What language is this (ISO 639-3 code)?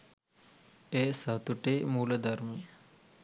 sin